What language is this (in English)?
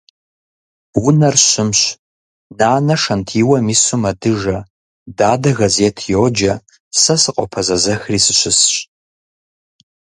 Kabardian